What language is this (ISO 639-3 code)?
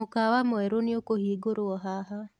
kik